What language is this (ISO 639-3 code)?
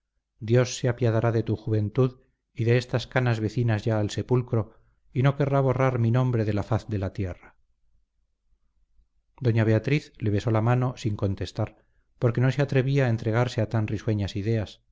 spa